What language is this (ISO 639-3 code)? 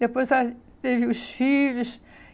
por